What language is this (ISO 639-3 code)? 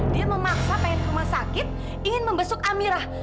ind